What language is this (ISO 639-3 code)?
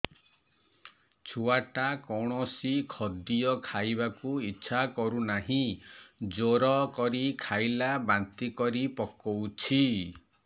ori